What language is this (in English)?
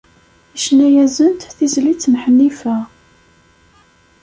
Kabyle